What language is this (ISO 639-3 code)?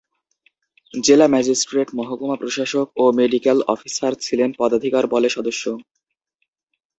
ben